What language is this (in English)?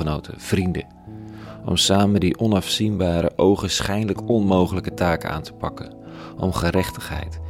Dutch